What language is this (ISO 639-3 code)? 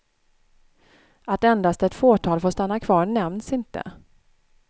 swe